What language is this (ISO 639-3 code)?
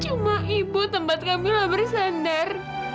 ind